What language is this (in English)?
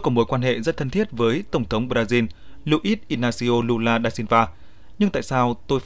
Vietnamese